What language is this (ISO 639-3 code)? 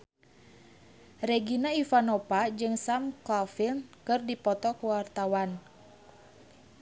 sun